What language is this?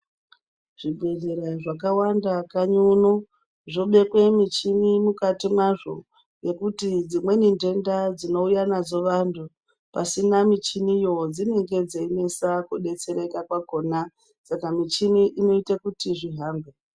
Ndau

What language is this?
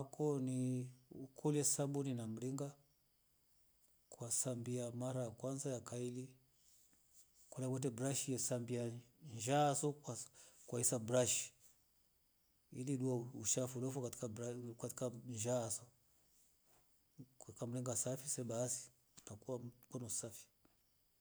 Rombo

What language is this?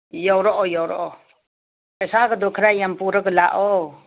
Manipuri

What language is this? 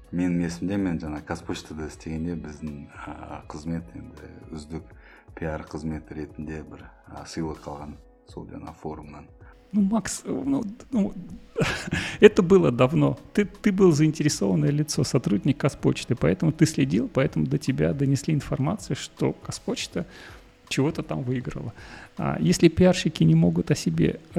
Russian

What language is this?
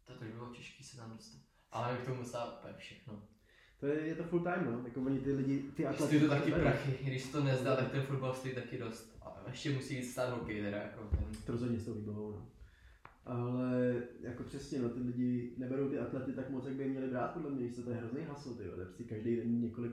Czech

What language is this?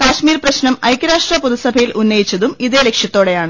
Malayalam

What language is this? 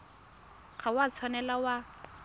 Tswana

